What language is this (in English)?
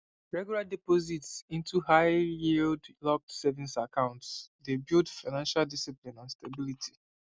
Nigerian Pidgin